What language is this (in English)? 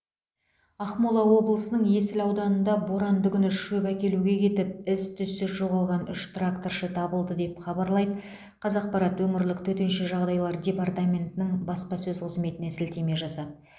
Kazakh